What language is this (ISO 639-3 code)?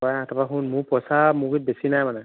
asm